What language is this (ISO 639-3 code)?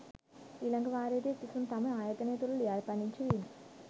sin